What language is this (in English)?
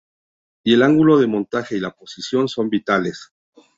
Spanish